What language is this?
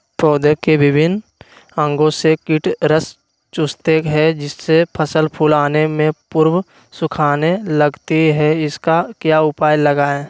Magahi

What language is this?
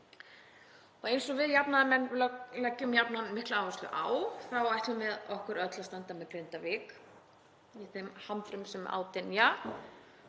Icelandic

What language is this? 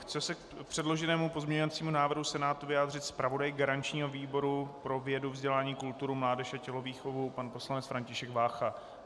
Czech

